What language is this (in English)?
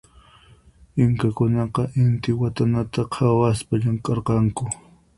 Puno Quechua